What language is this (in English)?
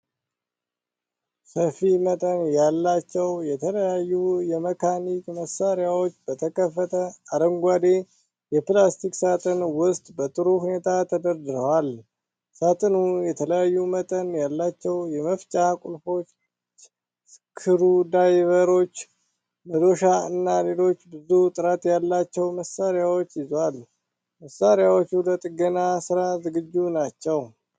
Amharic